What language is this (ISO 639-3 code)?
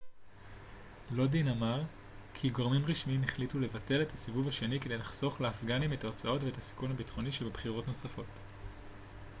heb